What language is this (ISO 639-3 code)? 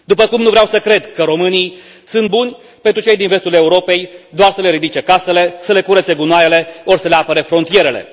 ron